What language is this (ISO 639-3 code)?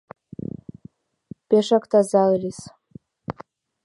chm